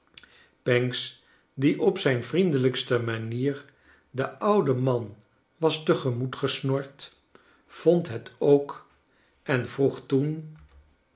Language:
Dutch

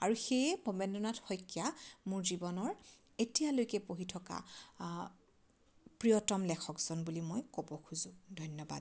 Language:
Assamese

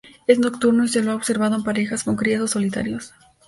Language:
Spanish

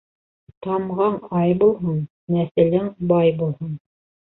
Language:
Bashkir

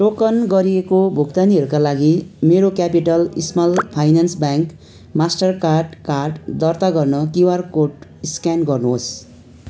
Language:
Nepali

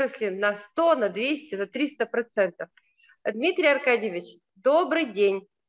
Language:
Russian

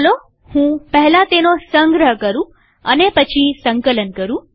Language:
Gujarati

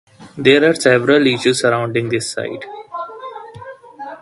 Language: English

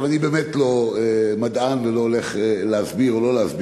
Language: Hebrew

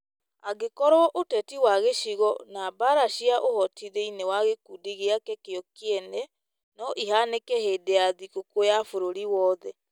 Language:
Kikuyu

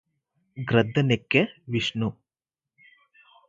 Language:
Telugu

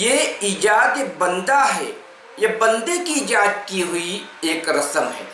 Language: Urdu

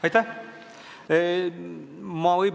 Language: Estonian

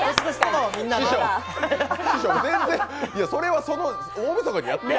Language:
Japanese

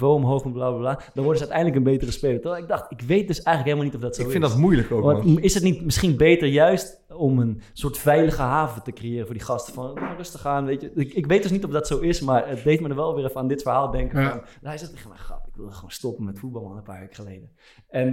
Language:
Dutch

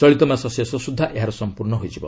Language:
Odia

